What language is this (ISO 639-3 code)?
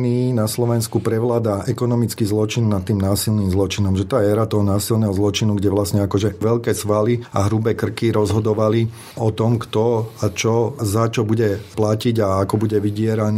slk